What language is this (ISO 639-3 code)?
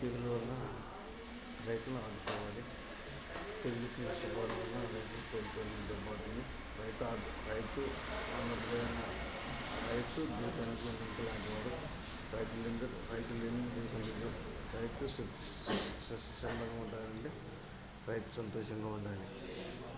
tel